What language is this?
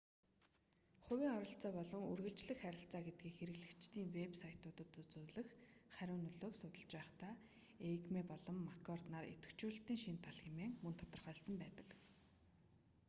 Mongolian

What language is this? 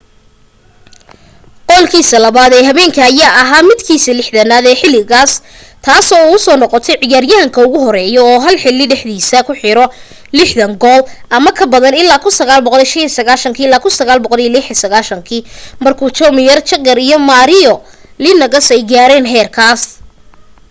Somali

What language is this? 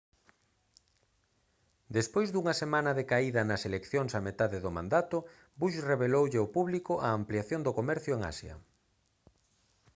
Galician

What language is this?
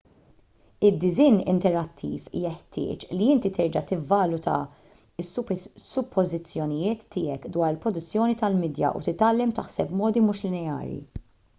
Maltese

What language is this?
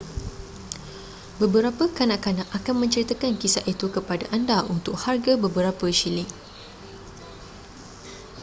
Malay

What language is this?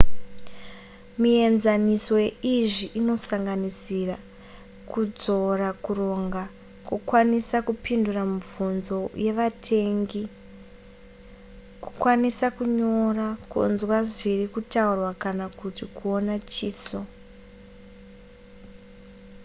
Shona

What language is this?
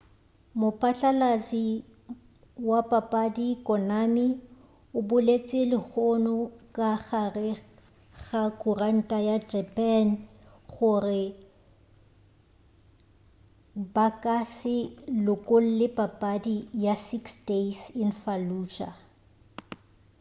Northern Sotho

